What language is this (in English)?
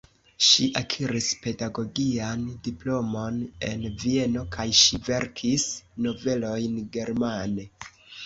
Esperanto